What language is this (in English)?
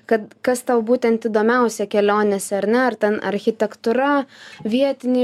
Lithuanian